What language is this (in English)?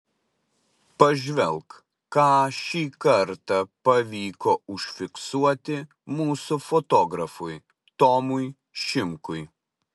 Lithuanian